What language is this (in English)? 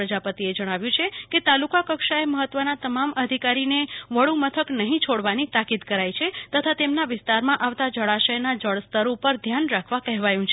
Gujarati